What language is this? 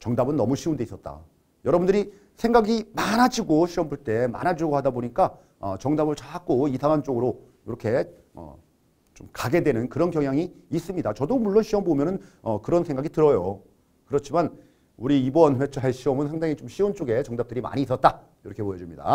Korean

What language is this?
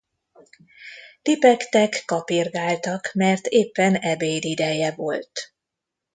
Hungarian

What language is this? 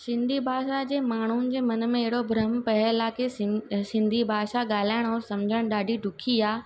Sindhi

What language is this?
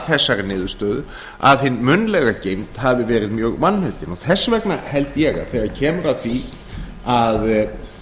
Icelandic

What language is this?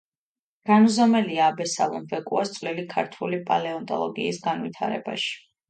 Georgian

